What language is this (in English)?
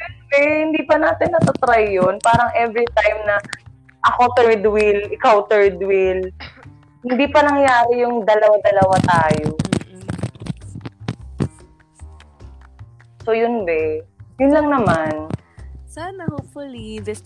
Filipino